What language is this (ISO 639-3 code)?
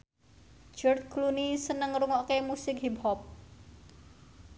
jav